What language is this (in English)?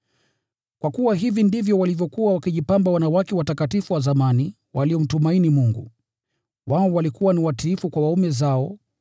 Swahili